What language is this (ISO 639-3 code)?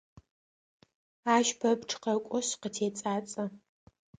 ady